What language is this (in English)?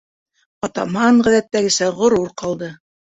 Bashkir